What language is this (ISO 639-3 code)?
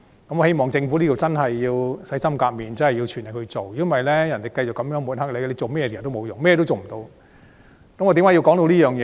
yue